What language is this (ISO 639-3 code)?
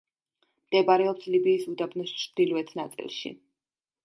kat